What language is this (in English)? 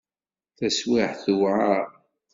Kabyle